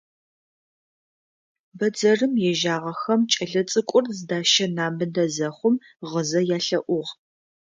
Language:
Adyghe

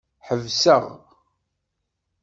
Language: Kabyle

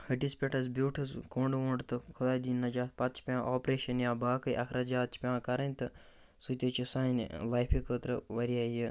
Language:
Kashmiri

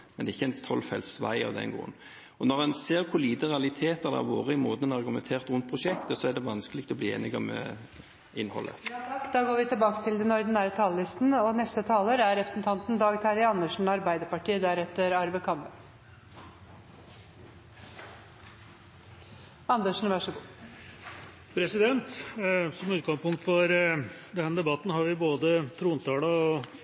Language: Norwegian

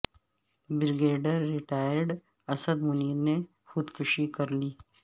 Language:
Urdu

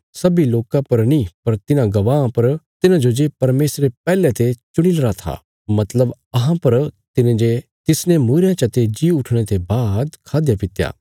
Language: Bilaspuri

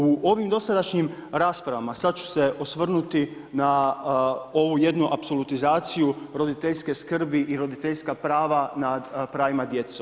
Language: Croatian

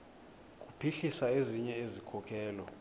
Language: Xhosa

